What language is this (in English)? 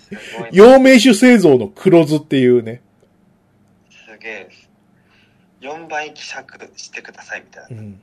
Japanese